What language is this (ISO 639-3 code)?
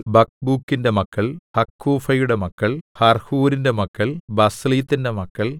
mal